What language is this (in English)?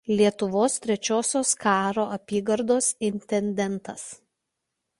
Lithuanian